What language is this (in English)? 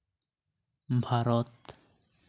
Santali